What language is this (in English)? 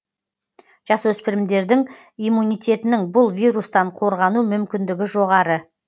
Kazakh